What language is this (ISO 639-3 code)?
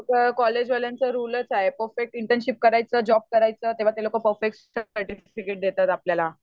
mar